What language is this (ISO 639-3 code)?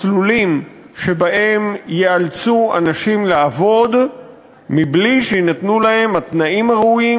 heb